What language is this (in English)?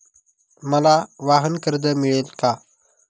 Marathi